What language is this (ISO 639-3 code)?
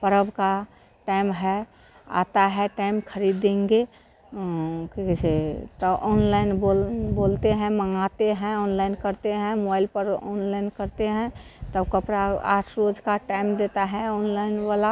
hin